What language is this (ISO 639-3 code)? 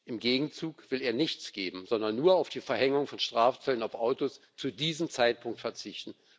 deu